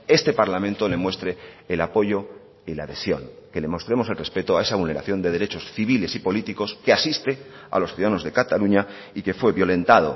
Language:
Spanish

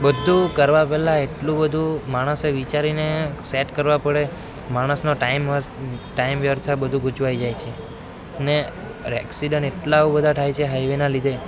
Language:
Gujarati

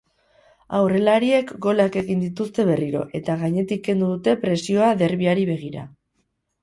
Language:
Basque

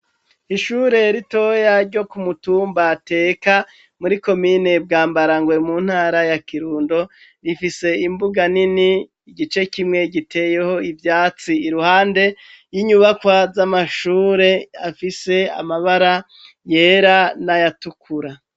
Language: Rundi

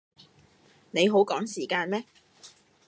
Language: Cantonese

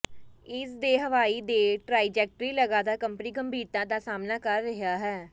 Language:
Punjabi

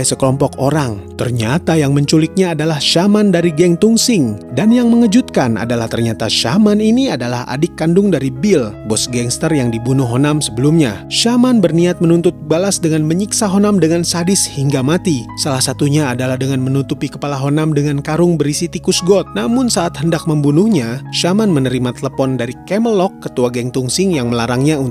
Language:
Indonesian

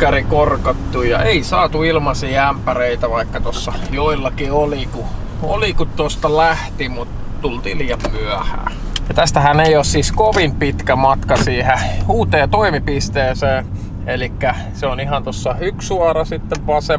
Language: Finnish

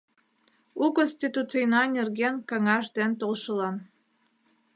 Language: Mari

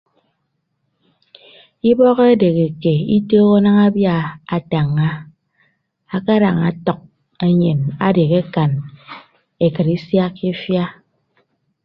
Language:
Ibibio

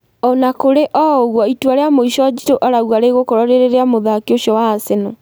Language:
Kikuyu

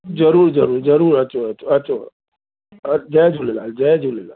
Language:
Sindhi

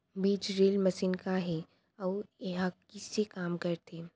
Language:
Chhattisgarhi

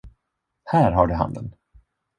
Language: Swedish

